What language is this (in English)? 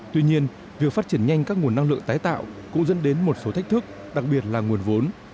Vietnamese